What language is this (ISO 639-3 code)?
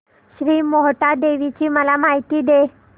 mar